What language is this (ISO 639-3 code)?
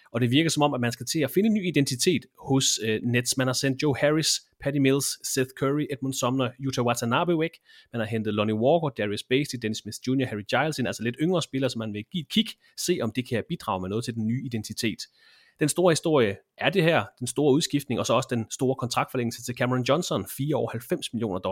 dan